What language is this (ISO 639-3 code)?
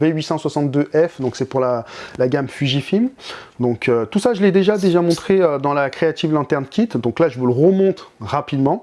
fra